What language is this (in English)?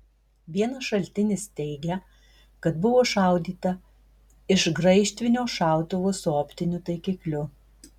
Lithuanian